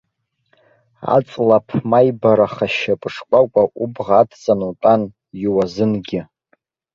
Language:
Abkhazian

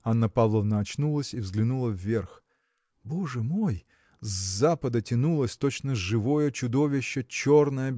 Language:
Russian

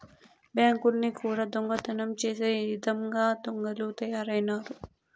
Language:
Telugu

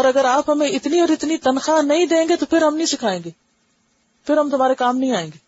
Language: Urdu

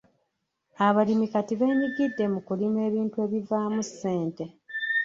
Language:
Ganda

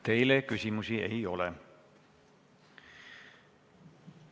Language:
Estonian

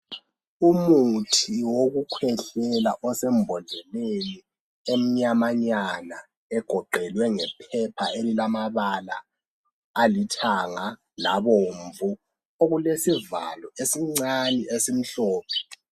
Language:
North Ndebele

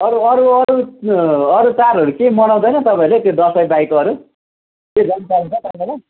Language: Nepali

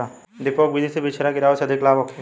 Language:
Bhojpuri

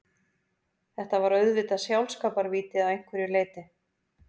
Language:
Icelandic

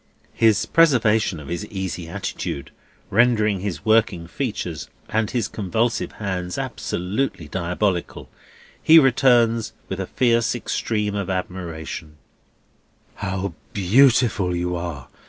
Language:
English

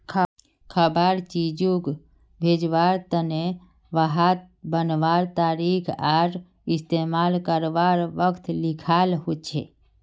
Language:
Magahi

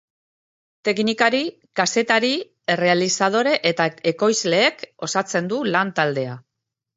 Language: Basque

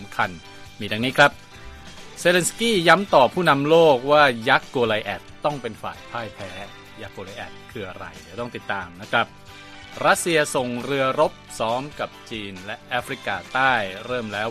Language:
Thai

